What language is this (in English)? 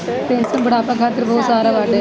Bhojpuri